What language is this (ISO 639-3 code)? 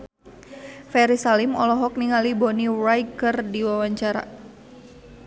sun